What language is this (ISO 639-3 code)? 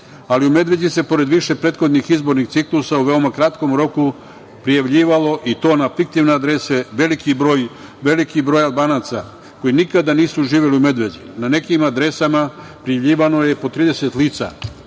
srp